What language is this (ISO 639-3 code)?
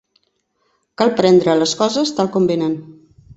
cat